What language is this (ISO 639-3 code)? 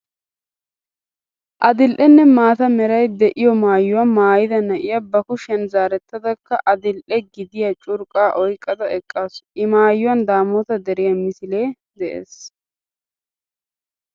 wal